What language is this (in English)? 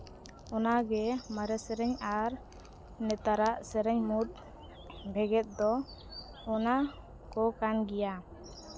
Santali